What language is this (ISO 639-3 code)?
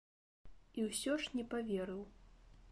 bel